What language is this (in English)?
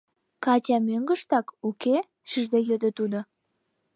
Mari